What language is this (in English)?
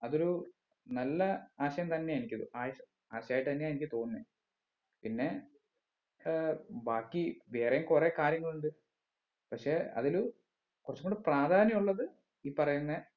Malayalam